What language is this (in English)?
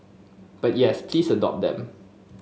English